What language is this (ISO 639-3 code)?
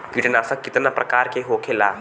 bho